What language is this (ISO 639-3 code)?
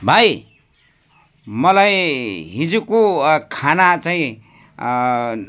nep